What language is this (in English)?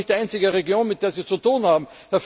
German